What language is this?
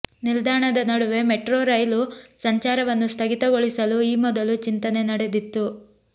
Kannada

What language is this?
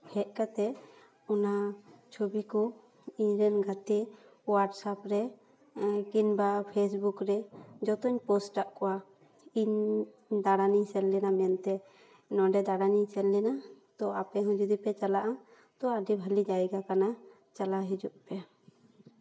Santali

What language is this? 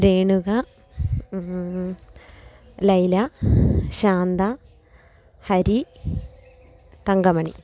Malayalam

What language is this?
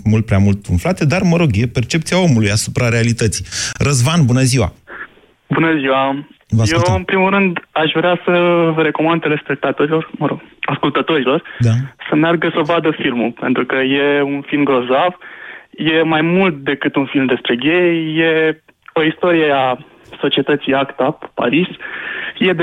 Romanian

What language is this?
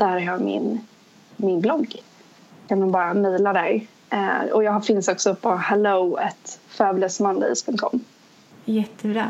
Swedish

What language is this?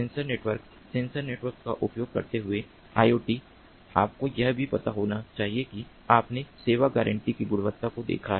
Hindi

